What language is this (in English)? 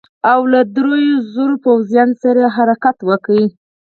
Pashto